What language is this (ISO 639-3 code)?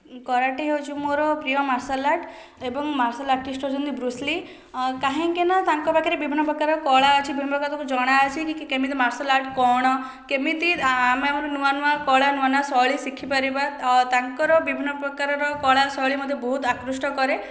ori